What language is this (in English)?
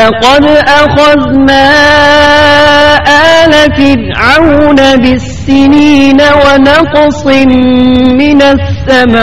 Urdu